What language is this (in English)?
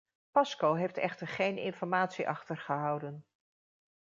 Dutch